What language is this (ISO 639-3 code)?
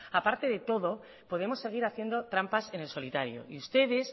spa